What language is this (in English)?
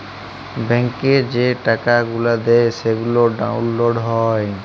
Bangla